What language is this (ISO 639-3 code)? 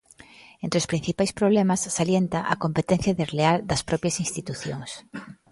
glg